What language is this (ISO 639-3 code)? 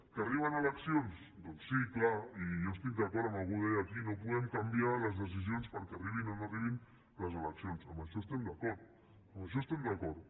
cat